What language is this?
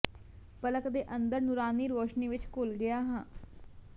Punjabi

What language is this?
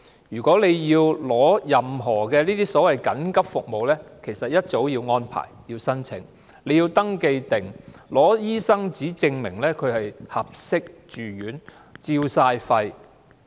Cantonese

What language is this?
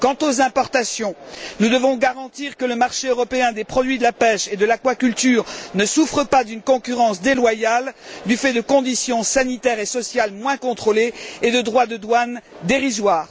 French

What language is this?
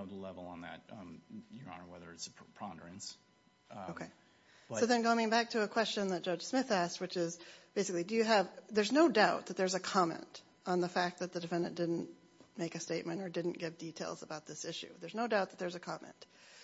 English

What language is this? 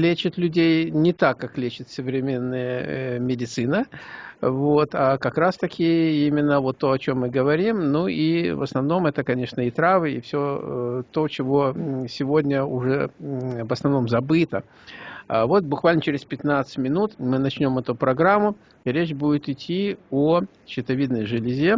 Russian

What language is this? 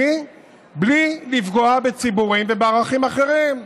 Hebrew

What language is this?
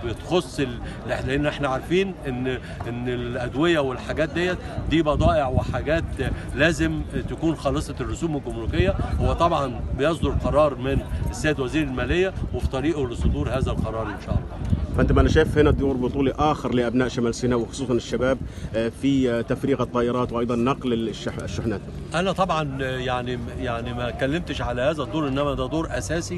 Arabic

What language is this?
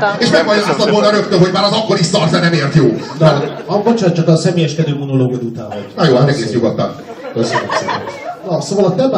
Hungarian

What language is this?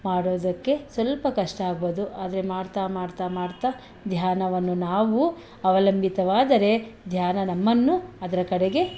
Kannada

